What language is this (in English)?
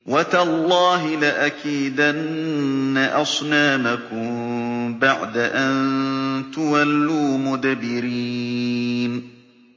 Arabic